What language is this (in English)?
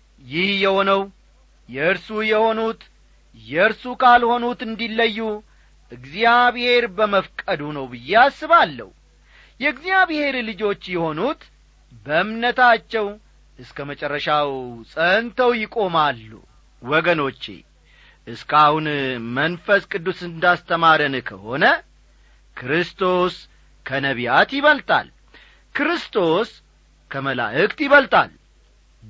Amharic